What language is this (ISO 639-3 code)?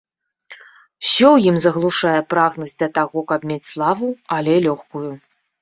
bel